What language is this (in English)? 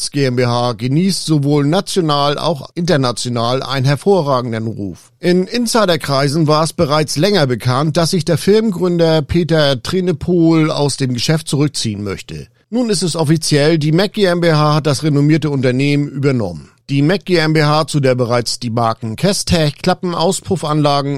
German